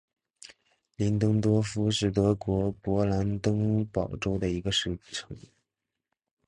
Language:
Chinese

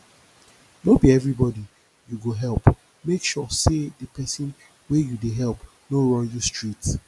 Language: Nigerian Pidgin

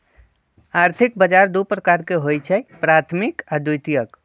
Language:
Magahi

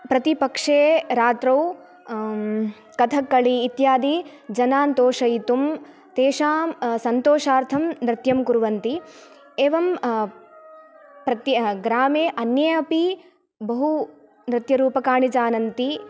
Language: Sanskrit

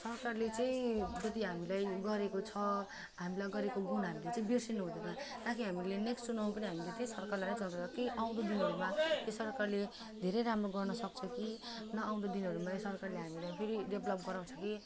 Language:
Nepali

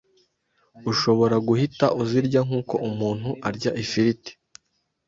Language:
Kinyarwanda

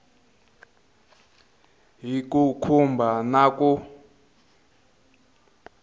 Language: Tsonga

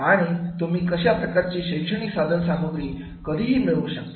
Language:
Marathi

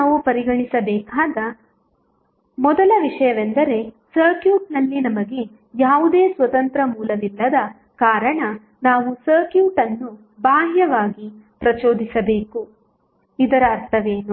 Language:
Kannada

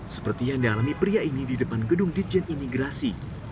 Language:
Indonesian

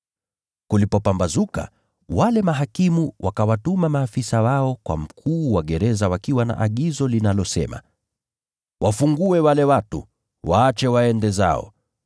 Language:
Swahili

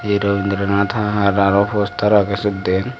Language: Chakma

